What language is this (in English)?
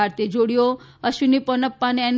Gujarati